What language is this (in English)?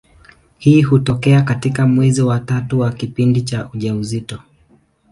Swahili